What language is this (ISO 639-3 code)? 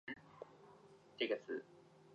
zho